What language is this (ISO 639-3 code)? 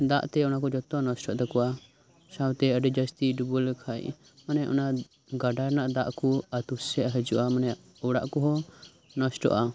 sat